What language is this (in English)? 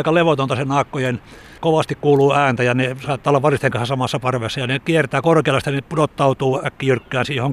Finnish